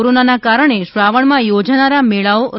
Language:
Gujarati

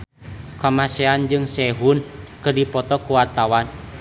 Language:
Sundanese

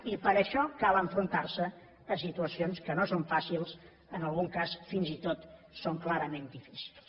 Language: Catalan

